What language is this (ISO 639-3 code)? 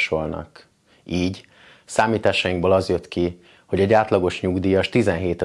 hun